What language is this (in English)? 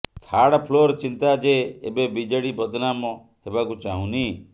Odia